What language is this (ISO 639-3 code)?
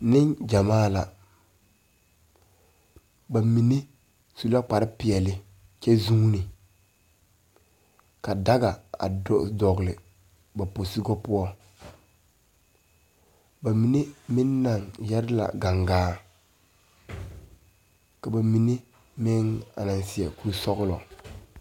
dga